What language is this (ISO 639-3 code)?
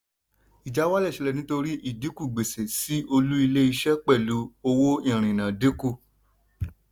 yor